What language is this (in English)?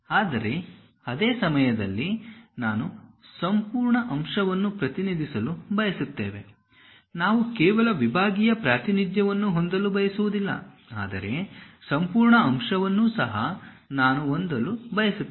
Kannada